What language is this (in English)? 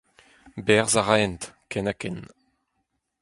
Breton